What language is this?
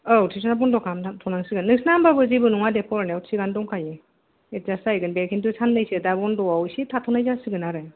Bodo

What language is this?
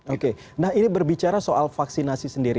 Indonesian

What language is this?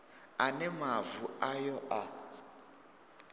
Venda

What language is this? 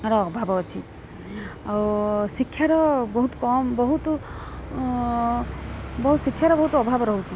Odia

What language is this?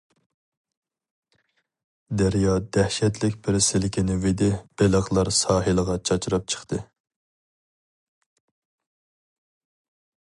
Uyghur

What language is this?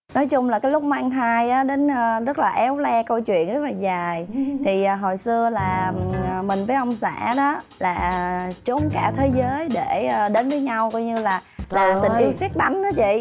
Vietnamese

